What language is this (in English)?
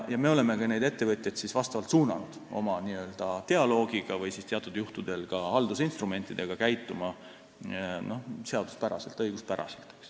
Estonian